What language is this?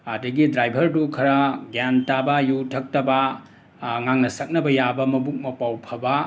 Manipuri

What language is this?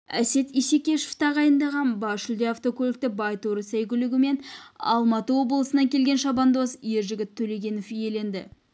Kazakh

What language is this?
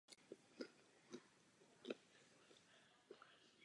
Czech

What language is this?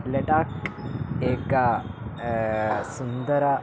Sanskrit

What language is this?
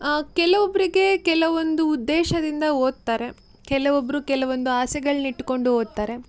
Kannada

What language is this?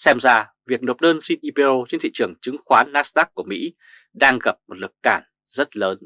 Vietnamese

